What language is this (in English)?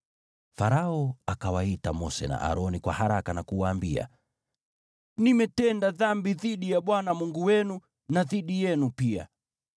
Swahili